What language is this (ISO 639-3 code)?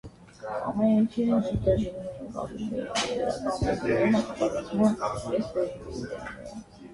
hye